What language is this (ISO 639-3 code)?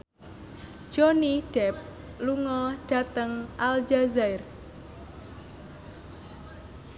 jav